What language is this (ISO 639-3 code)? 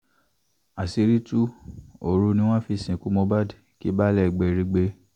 yor